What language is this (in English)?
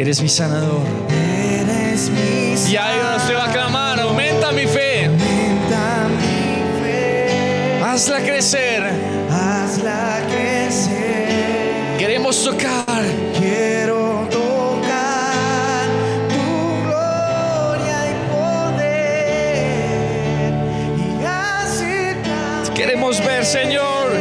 Spanish